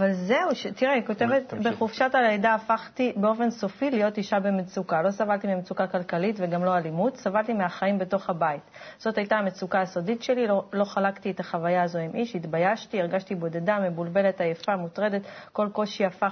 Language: Hebrew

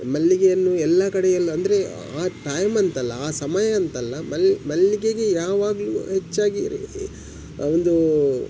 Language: Kannada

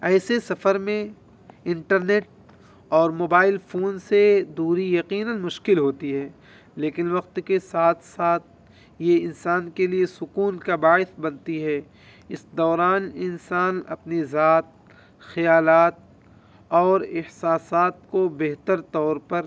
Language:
Urdu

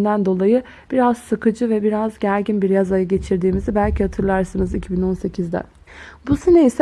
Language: Turkish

